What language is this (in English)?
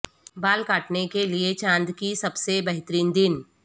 Urdu